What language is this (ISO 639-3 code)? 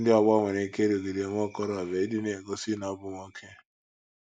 ibo